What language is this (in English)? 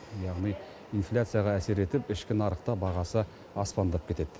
Kazakh